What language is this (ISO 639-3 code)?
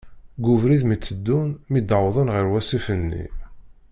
kab